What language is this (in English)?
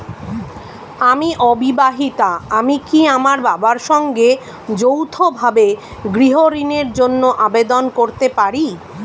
Bangla